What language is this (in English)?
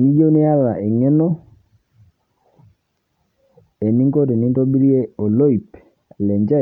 Masai